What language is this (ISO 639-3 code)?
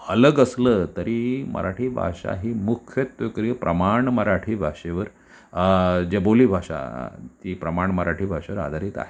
mar